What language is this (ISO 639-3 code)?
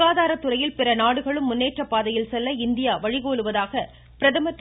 tam